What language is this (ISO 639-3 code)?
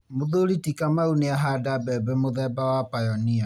kik